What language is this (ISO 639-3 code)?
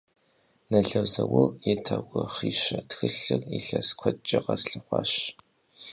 kbd